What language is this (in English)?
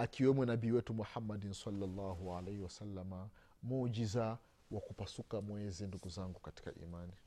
Swahili